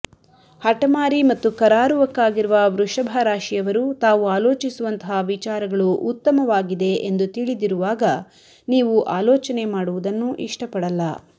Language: Kannada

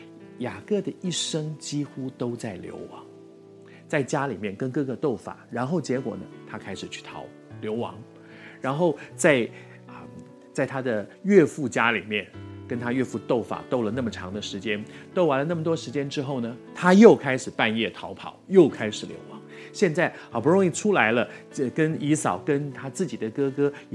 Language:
Chinese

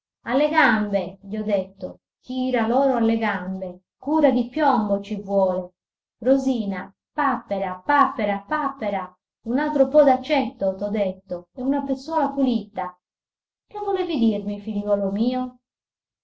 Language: Italian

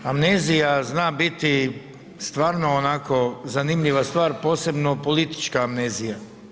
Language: Croatian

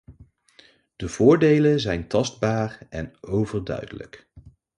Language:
Dutch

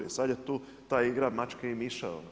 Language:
Croatian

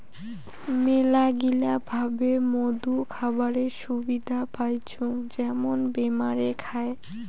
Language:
Bangla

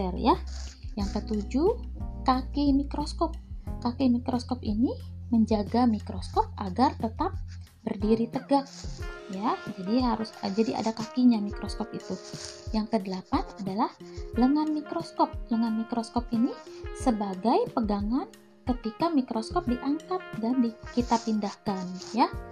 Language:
Indonesian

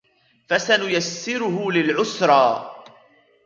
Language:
Arabic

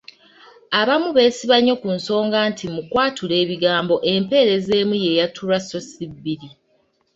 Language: Ganda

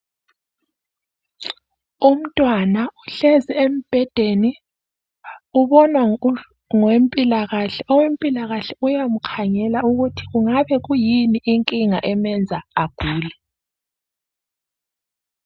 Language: North Ndebele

